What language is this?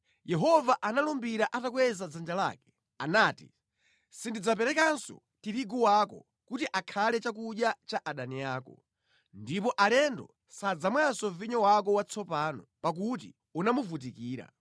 Nyanja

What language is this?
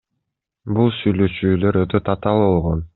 Kyrgyz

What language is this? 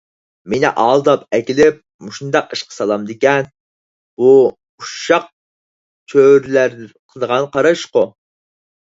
Uyghur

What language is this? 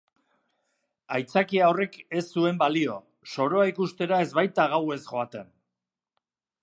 Basque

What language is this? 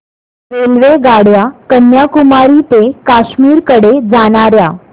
Marathi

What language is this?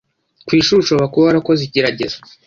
Kinyarwanda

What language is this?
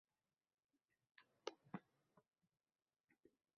Uzbek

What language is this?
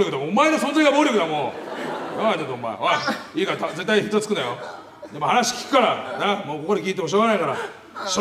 Japanese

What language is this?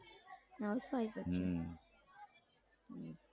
Gujarati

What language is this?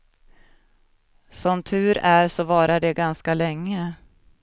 Swedish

